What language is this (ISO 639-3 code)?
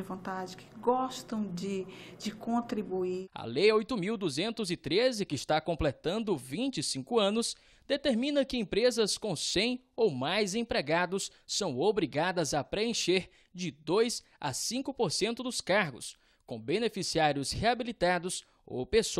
por